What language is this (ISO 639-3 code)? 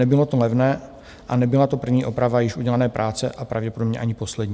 ces